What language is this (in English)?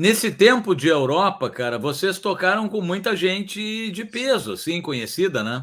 Portuguese